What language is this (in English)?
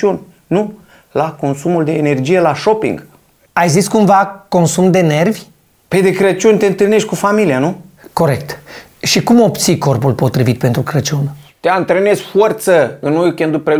Romanian